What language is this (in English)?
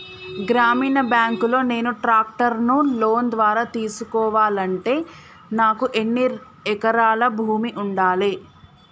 Telugu